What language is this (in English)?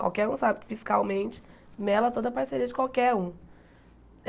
Portuguese